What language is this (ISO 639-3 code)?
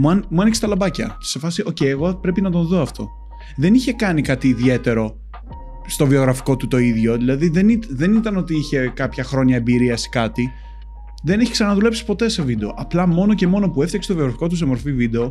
ell